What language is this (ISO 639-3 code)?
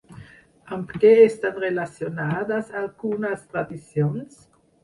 cat